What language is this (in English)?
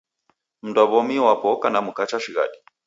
Taita